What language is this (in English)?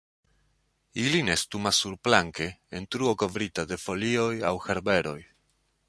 Esperanto